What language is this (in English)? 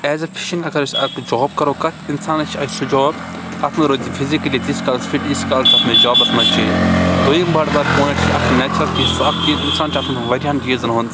Kashmiri